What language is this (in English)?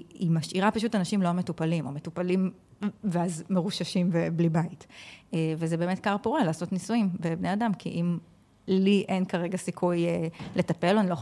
Hebrew